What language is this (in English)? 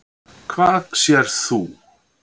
Icelandic